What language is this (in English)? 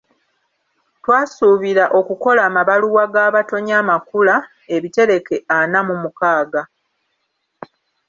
Ganda